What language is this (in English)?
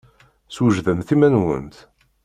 Kabyle